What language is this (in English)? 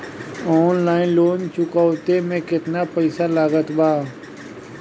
Bhojpuri